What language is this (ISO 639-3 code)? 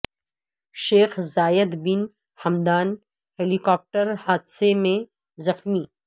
urd